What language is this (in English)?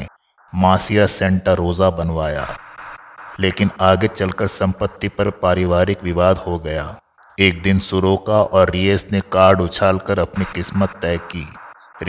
Hindi